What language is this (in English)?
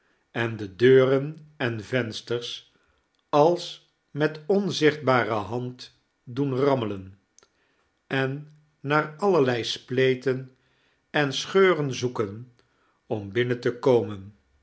Dutch